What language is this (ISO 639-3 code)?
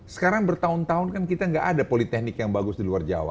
ind